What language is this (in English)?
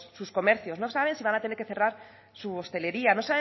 Spanish